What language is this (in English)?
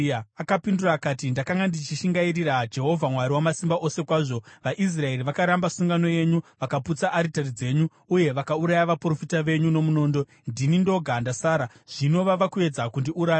Shona